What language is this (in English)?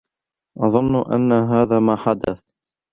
Arabic